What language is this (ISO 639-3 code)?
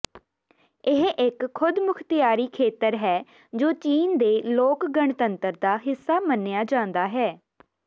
pan